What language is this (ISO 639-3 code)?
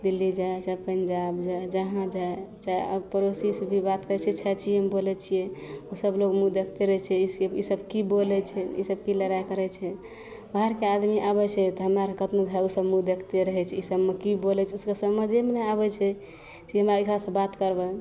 mai